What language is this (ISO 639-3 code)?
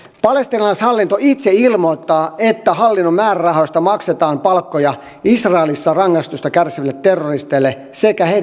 fin